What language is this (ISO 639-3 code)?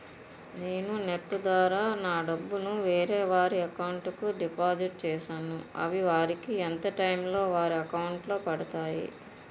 tel